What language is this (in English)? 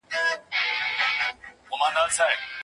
Pashto